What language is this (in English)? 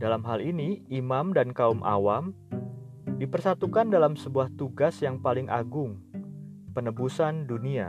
Indonesian